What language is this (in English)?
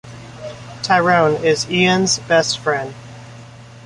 English